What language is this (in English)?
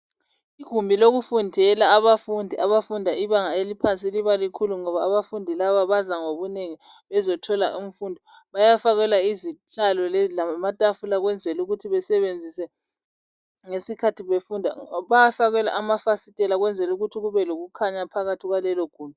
North Ndebele